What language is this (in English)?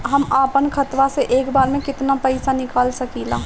Bhojpuri